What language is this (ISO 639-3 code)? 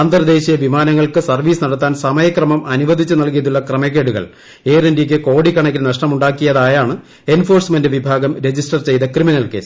mal